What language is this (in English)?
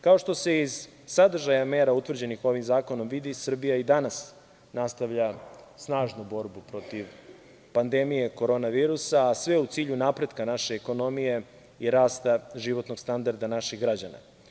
Serbian